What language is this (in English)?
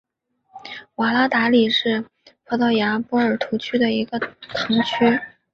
Chinese